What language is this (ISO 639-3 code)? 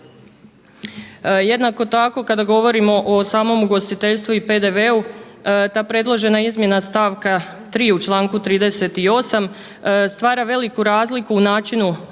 hrv